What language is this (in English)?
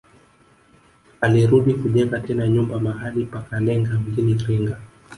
Swahili